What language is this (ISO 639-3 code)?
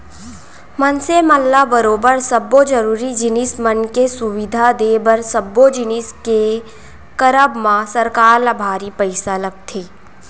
hne